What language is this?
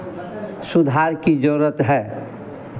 Hindi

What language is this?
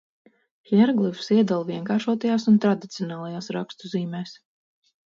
Latvian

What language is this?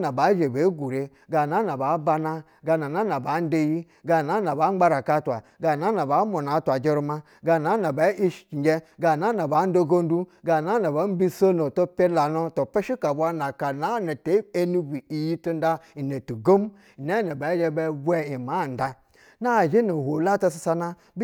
Basa (Nigeria)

